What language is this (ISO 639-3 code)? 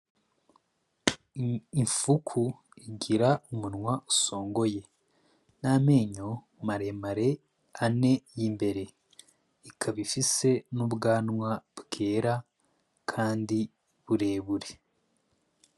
run